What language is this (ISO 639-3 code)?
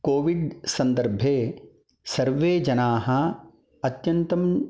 san